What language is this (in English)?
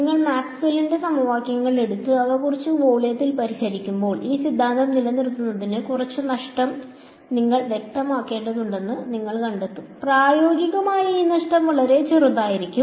Malayalam